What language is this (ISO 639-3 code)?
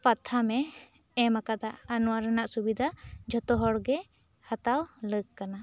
sat